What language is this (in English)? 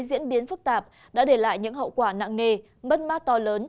Vietnamese